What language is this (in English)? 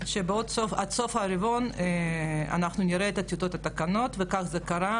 Hebrew